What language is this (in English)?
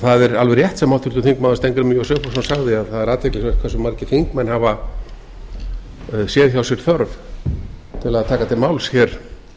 Icelandic